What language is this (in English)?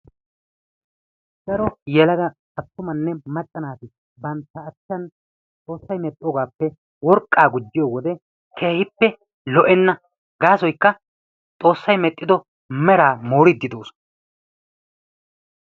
Wolaytta